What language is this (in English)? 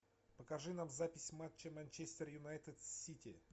Russian